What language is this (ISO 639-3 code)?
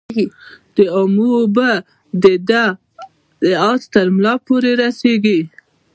pus